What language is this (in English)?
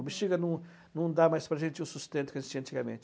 Portuguese